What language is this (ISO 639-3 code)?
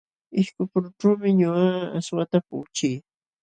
qxw